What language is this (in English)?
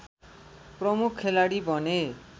Nepali